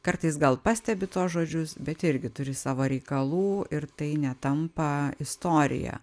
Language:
Lithuanian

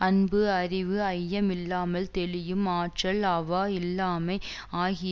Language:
Tamil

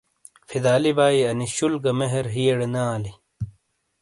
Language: Shina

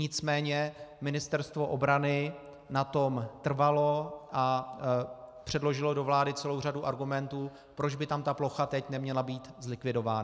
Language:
Czech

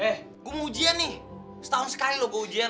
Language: Indonesian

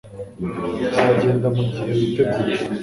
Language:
Kinyarwanda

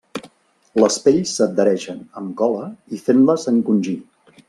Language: Catalan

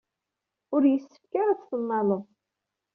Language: Kabyle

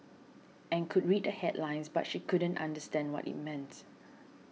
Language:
English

